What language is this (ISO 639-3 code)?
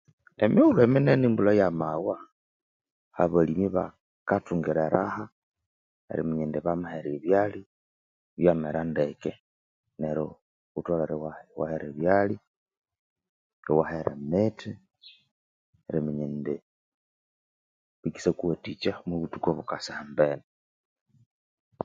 koo